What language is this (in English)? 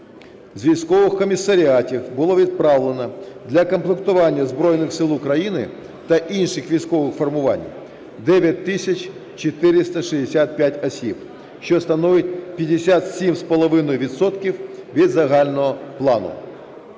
Ukrainian